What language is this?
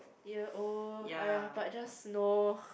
English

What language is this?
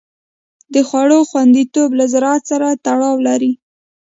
Pashto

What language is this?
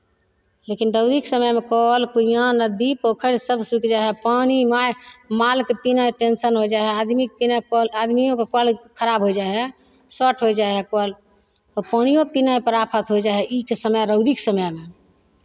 Maithili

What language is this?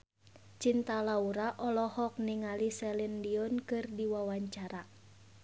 Sundanese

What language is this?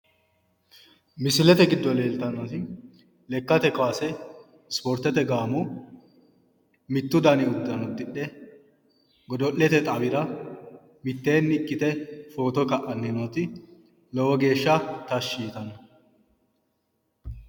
Sidamo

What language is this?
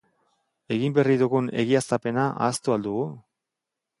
Basque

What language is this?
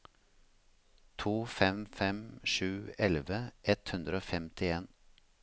Norwegian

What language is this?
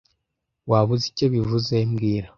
Kinyarwanda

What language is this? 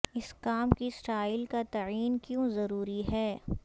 Urdu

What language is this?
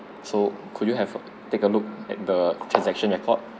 English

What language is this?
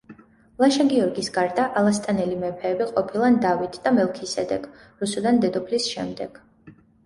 Georgian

